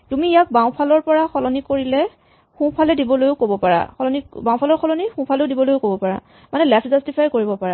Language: Assamese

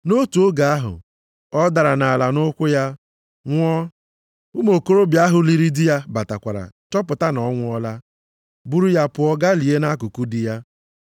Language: Igbo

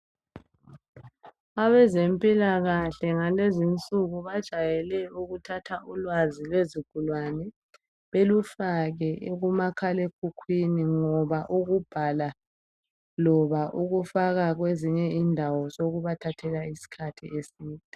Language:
North Ndebele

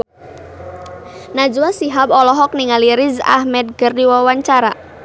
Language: Sundanese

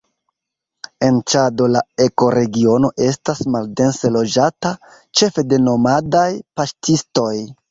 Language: Esperanto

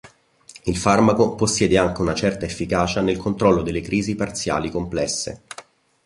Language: Italian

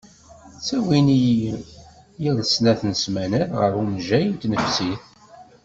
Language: Kabyle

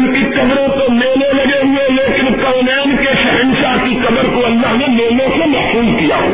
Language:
Urdu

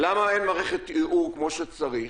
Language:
Hebrew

